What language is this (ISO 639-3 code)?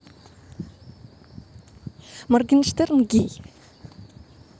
rus